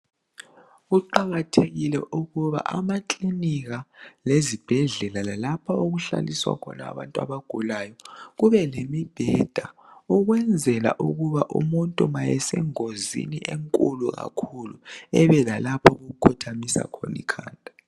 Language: North Ndebele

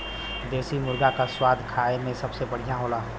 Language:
Bhojpuri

